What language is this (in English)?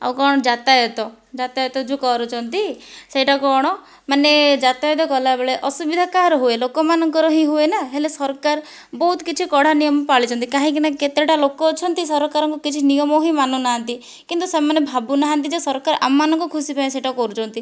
Odia